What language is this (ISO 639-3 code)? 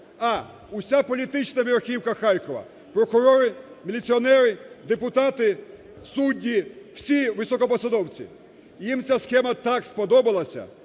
ukr